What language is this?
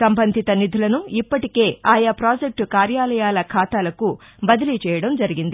Telugu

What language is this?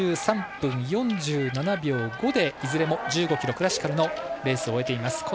Japanese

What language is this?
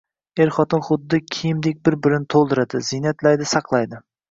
Uzbek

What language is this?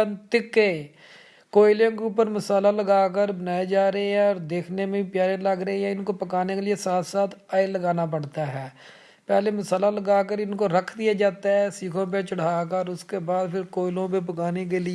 Urdu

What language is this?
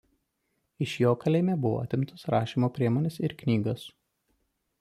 Lithuanian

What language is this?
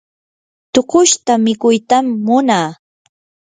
Yanahuanca Pasco Quechua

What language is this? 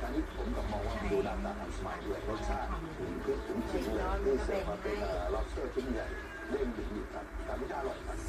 Thai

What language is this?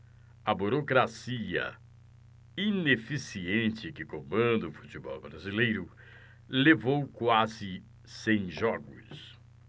Portuguese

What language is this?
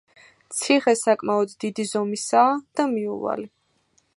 Georgian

